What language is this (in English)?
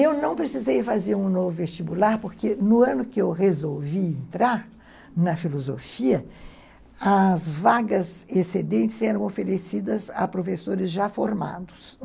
Portuguese